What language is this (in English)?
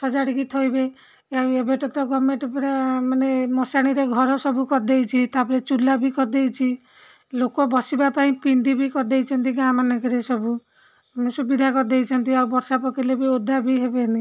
Odia